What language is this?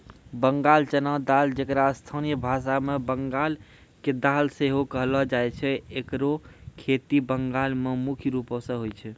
Maithili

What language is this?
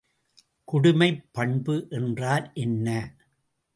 Tamil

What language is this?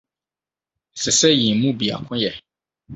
Akan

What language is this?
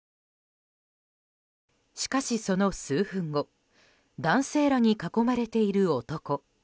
Japanese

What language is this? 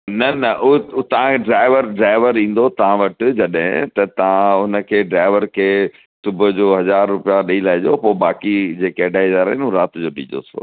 Sindhi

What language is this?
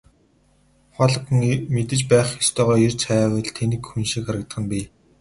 Mongolian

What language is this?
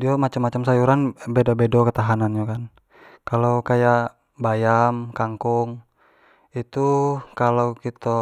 Jambi Malay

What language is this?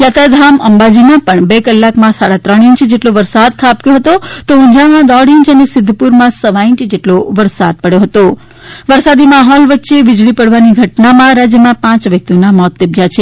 Gujarati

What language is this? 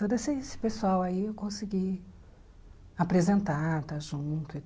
Portuguese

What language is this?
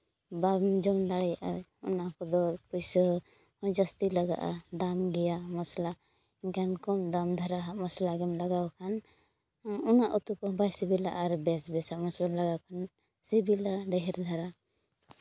Santali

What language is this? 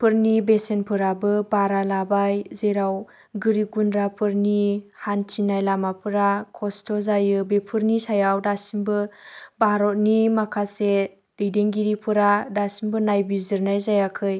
Bodo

